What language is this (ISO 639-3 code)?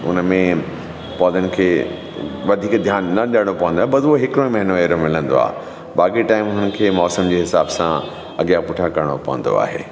snd